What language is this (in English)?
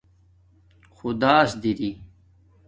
Domaaki